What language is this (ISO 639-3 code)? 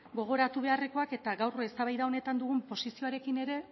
eus